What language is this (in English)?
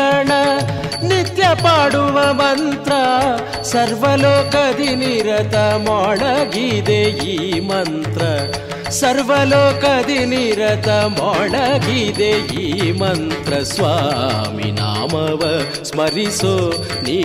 Kannada